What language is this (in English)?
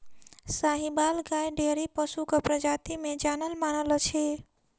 Maithili